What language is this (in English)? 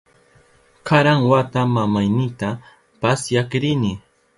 Southern Pastaza Quechua